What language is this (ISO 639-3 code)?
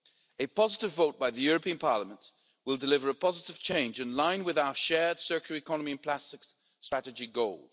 eng